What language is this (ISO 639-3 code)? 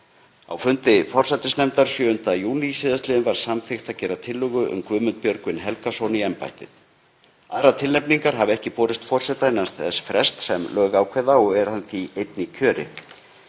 isl